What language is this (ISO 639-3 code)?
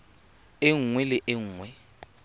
tsn